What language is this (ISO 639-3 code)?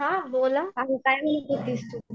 mar